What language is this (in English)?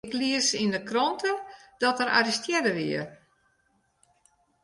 Western Frisian